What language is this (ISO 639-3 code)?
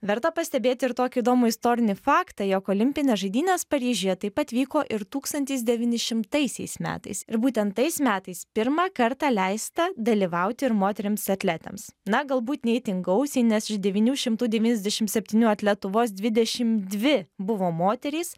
lit